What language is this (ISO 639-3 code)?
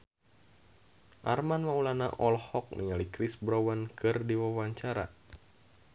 sun